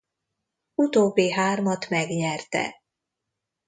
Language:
Hungarian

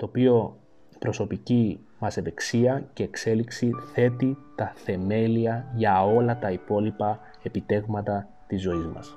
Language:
Greek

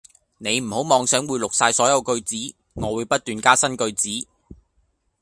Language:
Cantonese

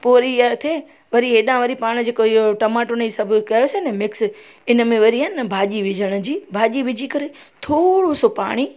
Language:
Sindhi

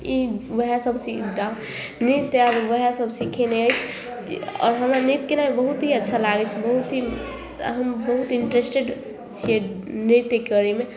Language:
Maithili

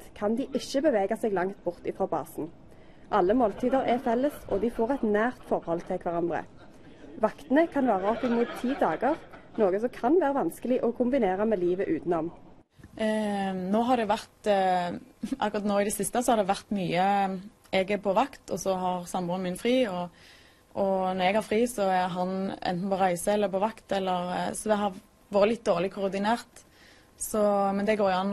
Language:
Norwegian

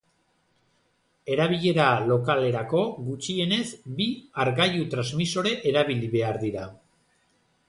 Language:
Basque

